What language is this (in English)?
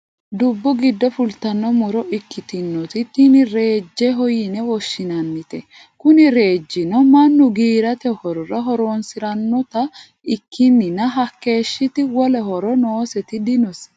Sidamo